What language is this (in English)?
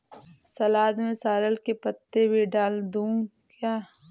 Hindi